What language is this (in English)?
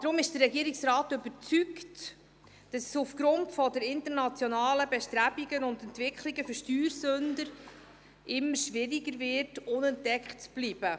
Swiss German